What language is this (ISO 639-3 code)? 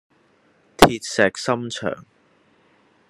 yue